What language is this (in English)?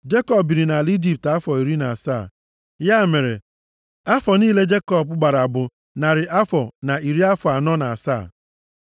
Igbo